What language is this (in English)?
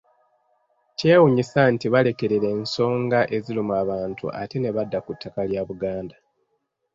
Ganda